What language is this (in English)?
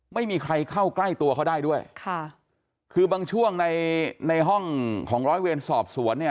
Thai